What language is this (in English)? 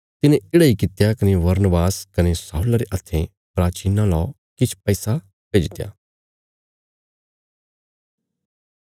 Bilaspuri